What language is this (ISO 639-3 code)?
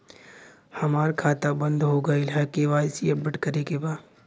bho